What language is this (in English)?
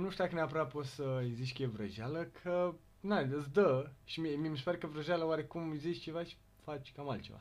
Romanian